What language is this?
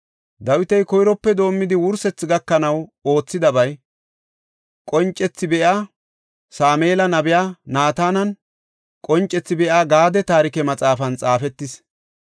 Gofa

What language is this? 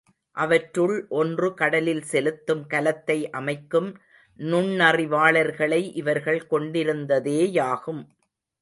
Tamil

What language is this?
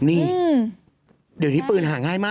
Thai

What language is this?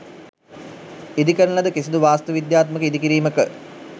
Sinhala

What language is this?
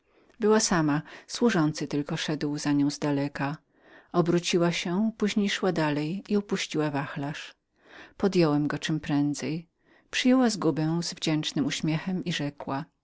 Polish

